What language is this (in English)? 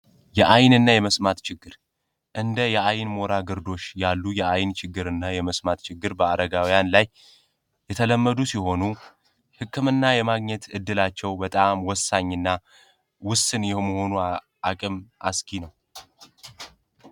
Amharic